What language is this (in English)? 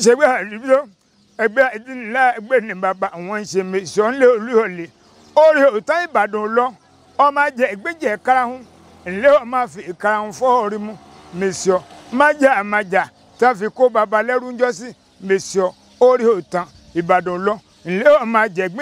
French